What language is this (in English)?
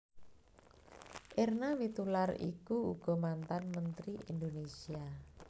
Javanese